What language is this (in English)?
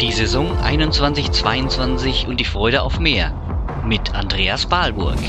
German